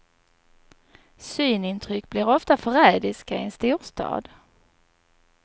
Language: Swedish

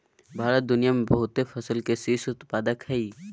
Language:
Magahi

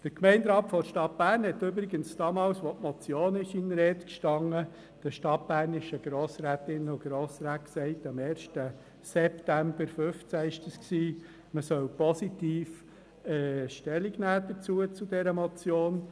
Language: Swiss German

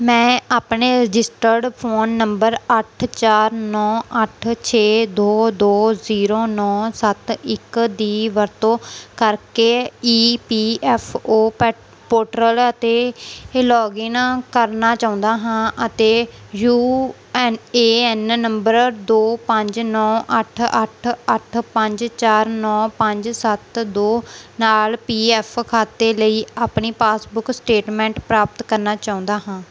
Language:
Punjabi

